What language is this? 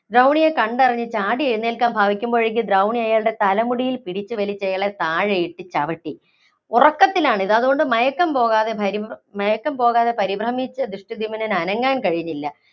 Malayalam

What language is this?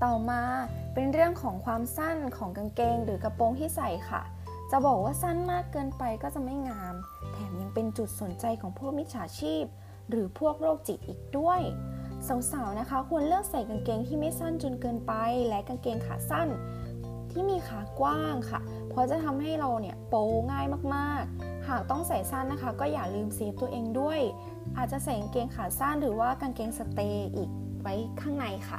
Thai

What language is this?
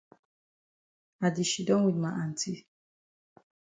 Cameroon Pidgin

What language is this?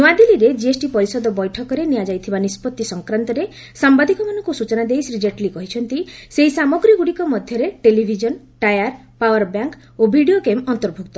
Odia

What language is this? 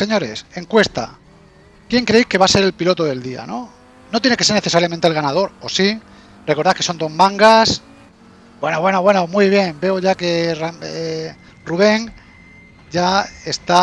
Spanish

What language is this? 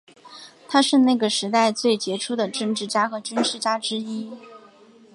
Chinese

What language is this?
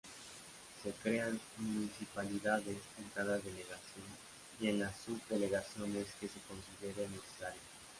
Spanish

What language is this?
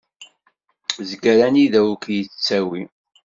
Kabyle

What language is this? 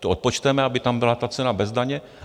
Czech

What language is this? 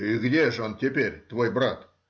Russian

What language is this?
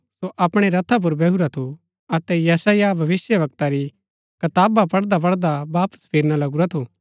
Gaddi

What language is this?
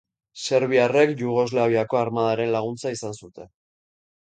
Basque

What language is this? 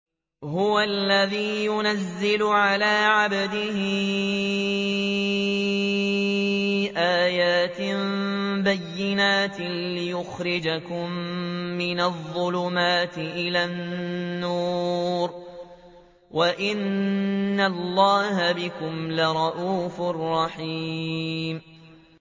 Arabic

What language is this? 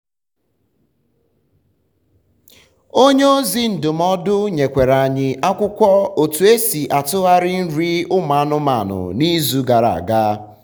Igbo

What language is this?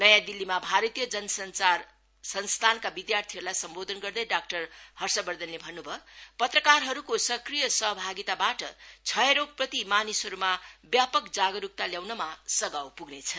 Nepali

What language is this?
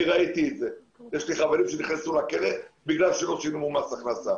Hebrew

